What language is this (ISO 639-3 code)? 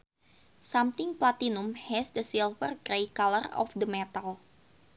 sun